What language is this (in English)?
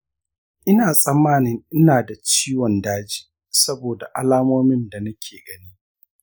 Hausa